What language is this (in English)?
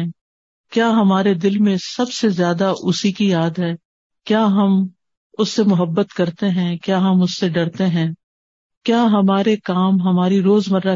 Urdu